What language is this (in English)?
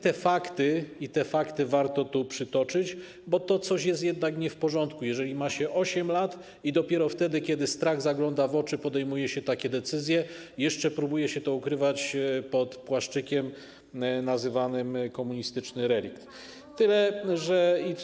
Polish